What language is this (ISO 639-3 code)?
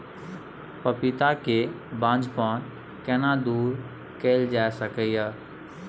mai